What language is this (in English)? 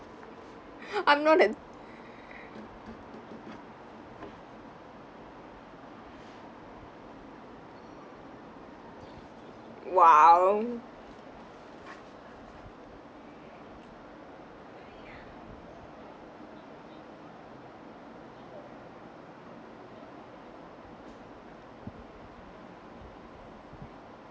English